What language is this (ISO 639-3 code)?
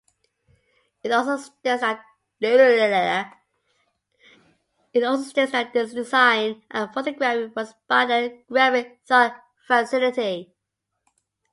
eng